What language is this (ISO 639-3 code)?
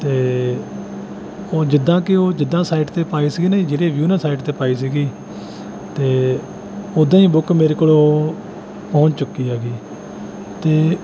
pan